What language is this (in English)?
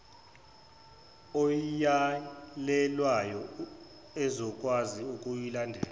Zulu